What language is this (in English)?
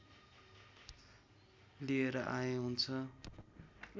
Nepali